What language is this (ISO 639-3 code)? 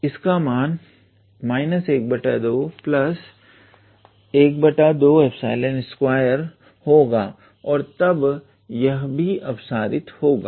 hin